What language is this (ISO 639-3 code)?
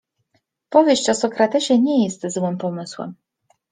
pol